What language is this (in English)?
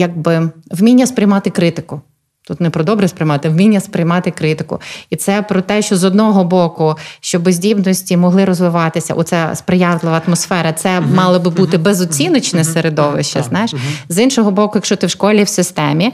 Ukrainian